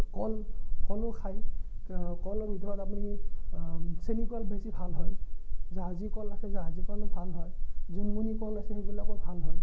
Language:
Assamese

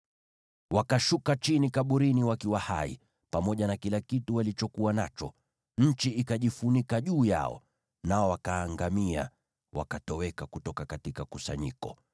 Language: Swahili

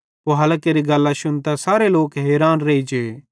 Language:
Bhadrawahi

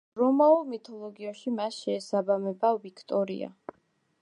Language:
Georgian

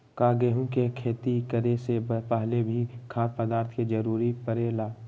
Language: Magahi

